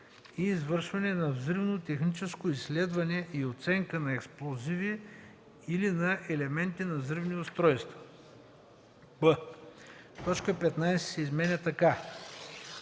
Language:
Bulgarian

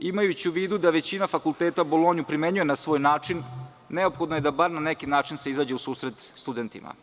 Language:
Serbian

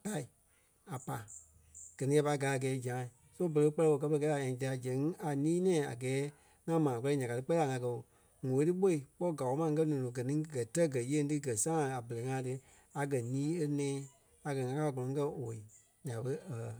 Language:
Kpelle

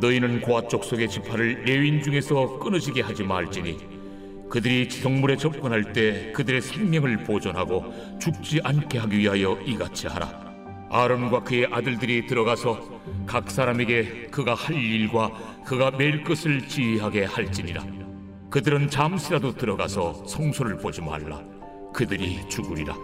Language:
Korean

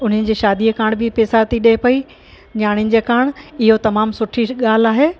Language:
Sindhi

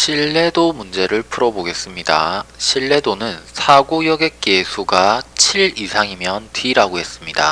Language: Korean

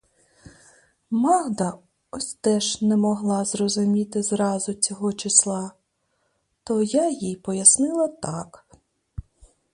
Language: Ukrainian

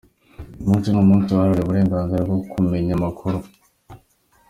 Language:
Kinyarwanda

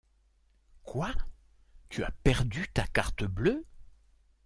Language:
French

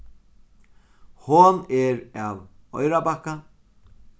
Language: Faroese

